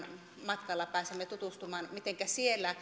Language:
Finnish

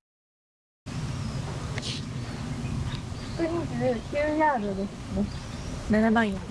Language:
Japanese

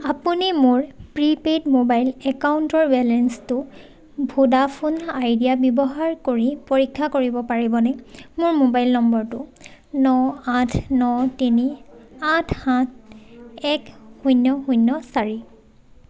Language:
Assamese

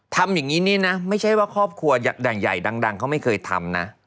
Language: Thai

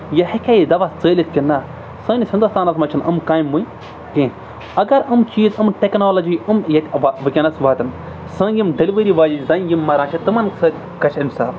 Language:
Kashmiri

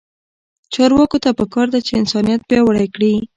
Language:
Pashto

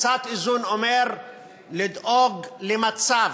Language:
Hebrew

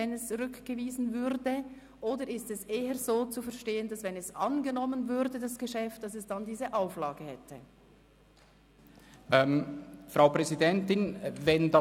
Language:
Swiss German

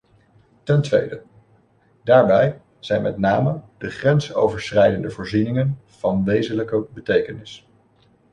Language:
Dutch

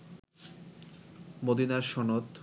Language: Bangla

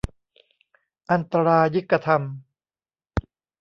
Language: Thai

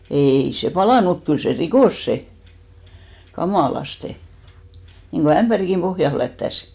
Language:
Finnish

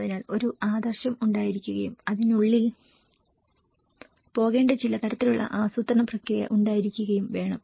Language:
Malayalam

